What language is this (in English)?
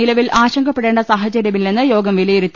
Malayalam